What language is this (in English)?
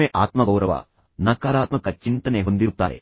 Kannada